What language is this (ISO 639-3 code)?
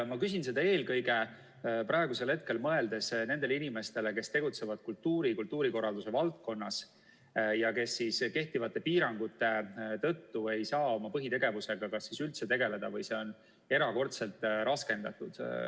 est